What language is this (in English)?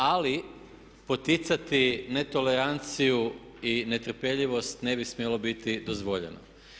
Croatian